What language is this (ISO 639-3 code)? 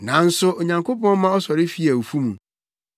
aka